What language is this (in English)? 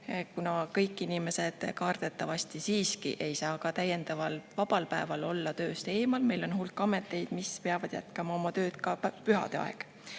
Estonian